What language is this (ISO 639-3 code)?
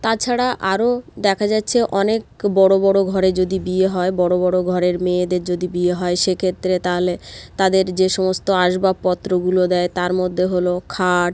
ben